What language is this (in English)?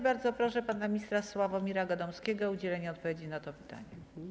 Polish